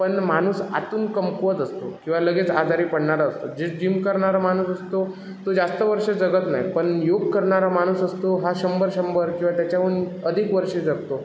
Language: Marathi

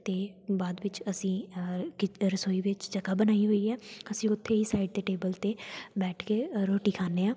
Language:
Punjabi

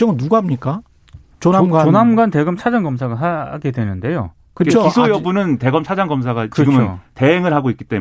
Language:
Korean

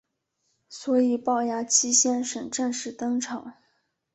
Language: Chinese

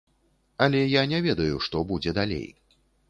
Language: Belarusian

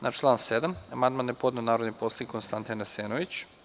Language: Serbian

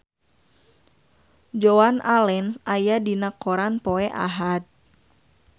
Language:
Sundanese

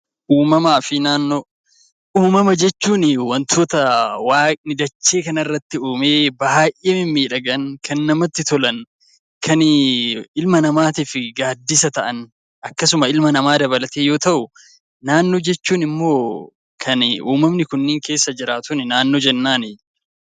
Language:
Oromo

